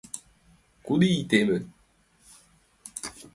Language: Mari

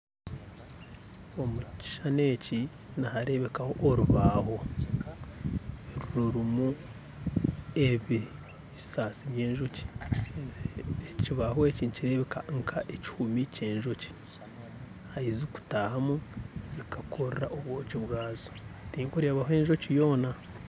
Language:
Nyankole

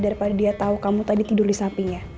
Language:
Indonesian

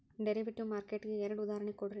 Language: Kannada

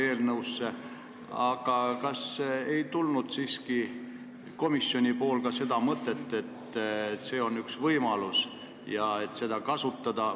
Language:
Estonian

